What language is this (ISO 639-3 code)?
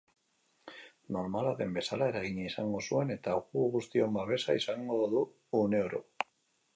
eus